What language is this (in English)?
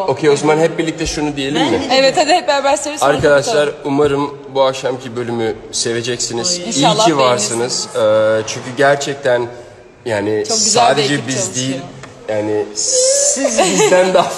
Turkish